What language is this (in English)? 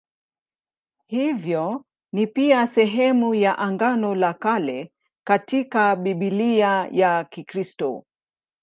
Swahili